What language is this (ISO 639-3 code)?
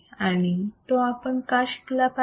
mar